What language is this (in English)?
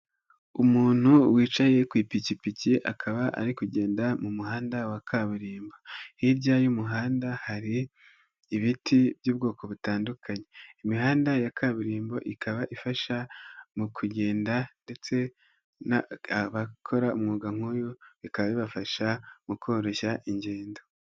Kinyarwanda